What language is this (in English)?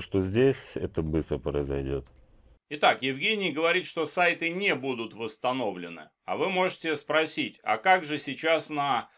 Russian